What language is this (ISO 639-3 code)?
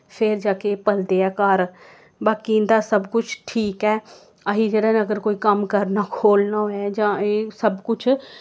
doi